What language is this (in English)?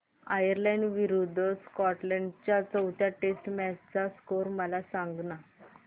Marathi